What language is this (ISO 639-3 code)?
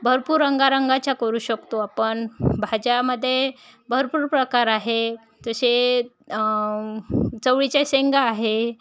mar